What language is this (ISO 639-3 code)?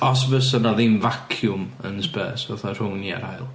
cym